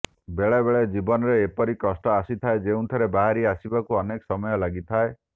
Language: Odia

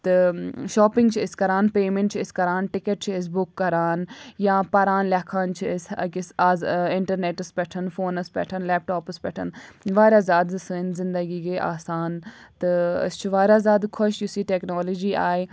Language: Kashmiri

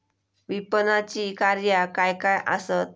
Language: Marathi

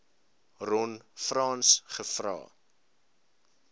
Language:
Afrikaans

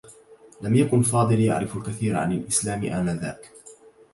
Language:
Arabic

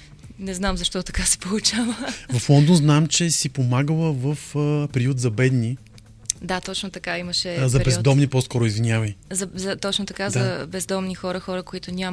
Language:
Bulgarian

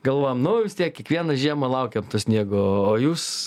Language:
Lithuanian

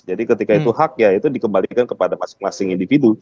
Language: Indonesian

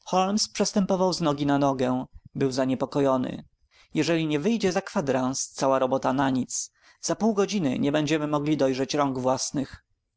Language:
Polish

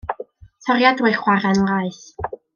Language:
Welsh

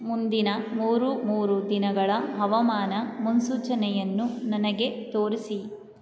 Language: Kannada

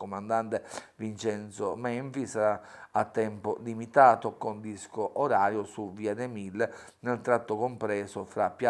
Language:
Italian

